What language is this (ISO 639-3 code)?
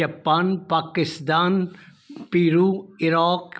snd